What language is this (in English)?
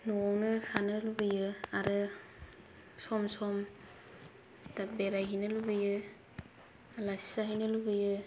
Bodo